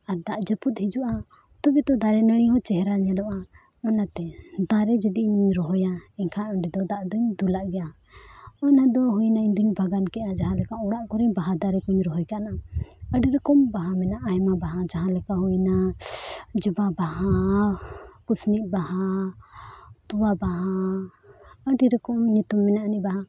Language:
Santali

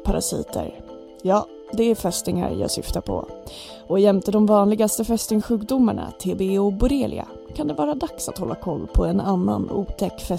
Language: Swedish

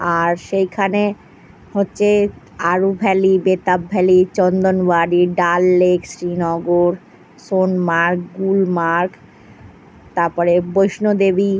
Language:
Bangla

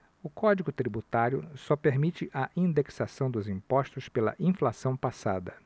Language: Portuguese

